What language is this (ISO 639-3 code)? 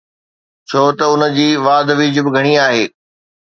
snd